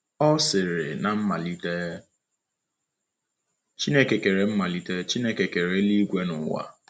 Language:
Igbo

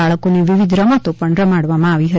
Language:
Gujarati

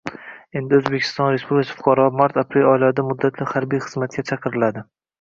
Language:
Uzbek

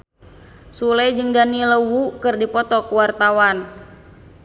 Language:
Sundanese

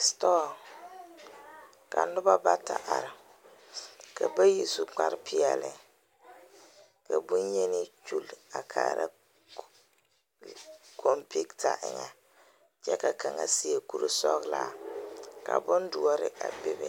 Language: Southern Dagaare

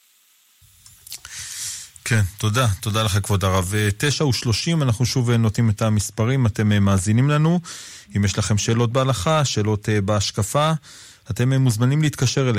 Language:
Hebrew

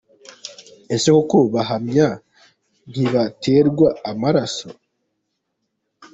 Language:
Kinyarwanda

